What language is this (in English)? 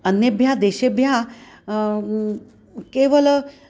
Sanskrit